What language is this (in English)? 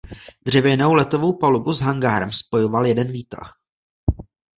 Czech